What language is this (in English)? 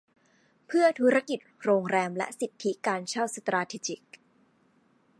Thai